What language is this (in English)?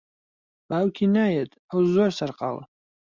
Central Kurdish